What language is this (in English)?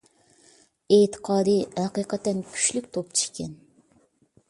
Uyghur